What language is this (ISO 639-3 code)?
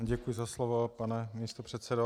ces